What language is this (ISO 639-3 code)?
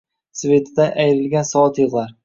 uzb